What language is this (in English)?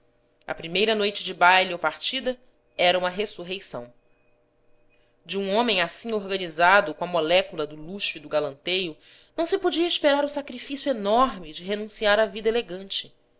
Portuguese